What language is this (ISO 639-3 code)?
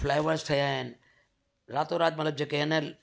snd